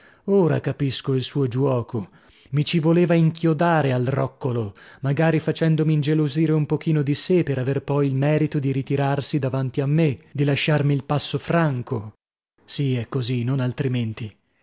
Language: Italian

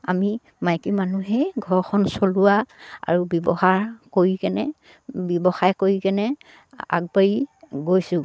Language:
Assamese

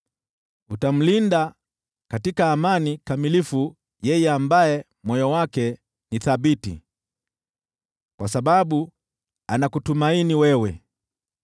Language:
Swahili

